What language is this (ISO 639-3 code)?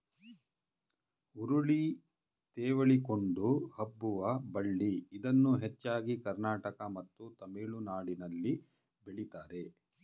kan